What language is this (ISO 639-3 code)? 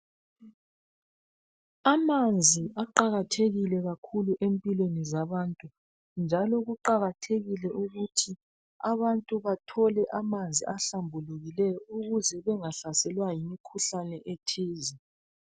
nde